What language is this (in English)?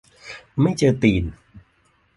Thai